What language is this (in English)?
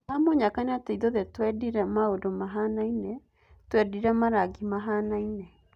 Kikuyu